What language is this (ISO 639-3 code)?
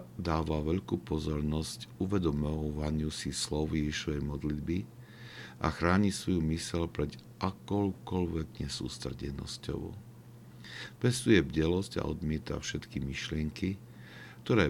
slk